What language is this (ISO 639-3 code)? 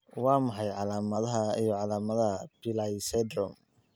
som